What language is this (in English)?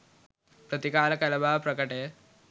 Sinhala